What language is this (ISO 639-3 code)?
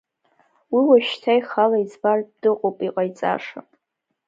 abk